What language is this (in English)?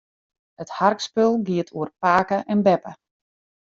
Western Frisian